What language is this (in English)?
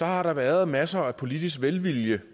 Danish